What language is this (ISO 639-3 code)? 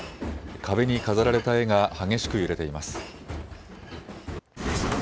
jpn